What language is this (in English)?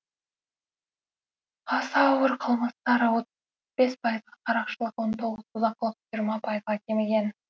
Kazakh